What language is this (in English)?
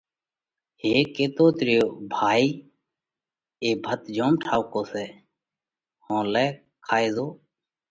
Parkari Koli